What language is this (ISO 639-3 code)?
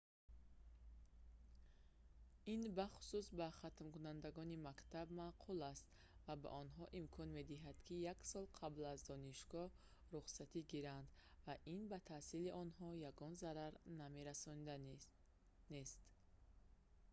tgk